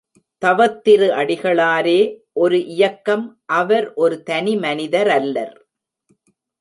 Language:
Tamil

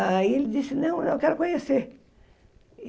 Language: Portuguese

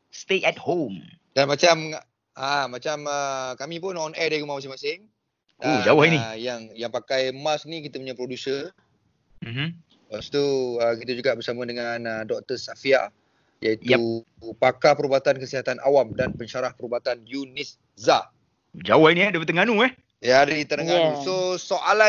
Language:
Malay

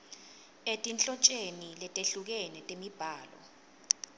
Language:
Swati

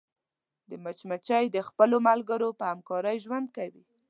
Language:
Pashto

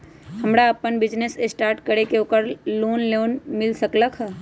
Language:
Magahi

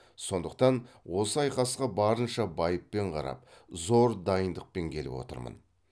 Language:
Kazakh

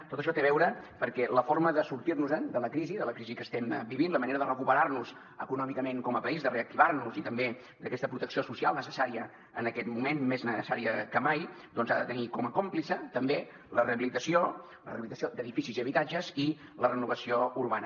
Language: Catalan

